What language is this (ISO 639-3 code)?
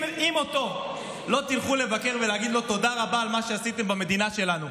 heb